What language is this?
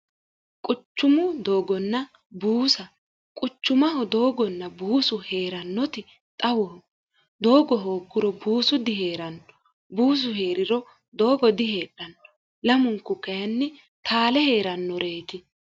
Sidamo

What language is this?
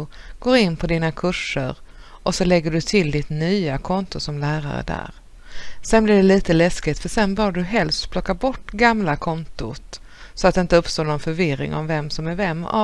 Swedish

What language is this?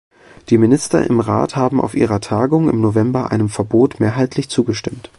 German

